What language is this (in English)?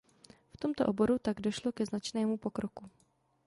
Czech